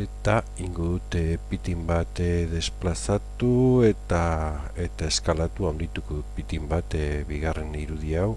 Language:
Basque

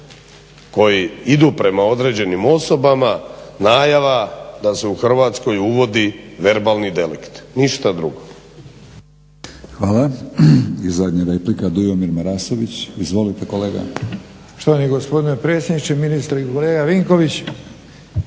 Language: Croatian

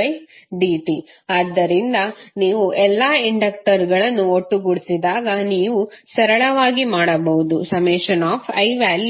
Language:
Kannada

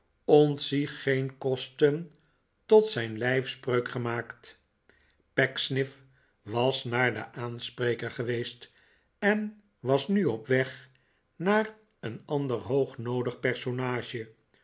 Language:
Dutch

